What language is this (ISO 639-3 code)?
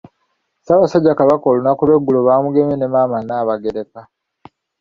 lug